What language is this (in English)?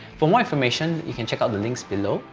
English